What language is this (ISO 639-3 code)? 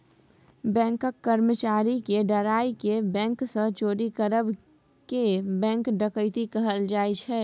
mai